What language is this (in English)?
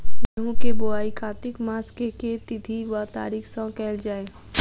Maithili